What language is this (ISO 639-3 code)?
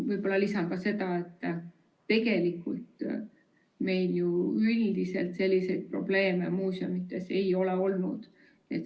est